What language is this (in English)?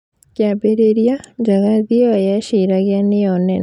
Kikuyu